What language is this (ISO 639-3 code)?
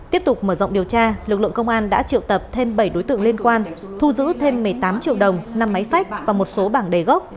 vie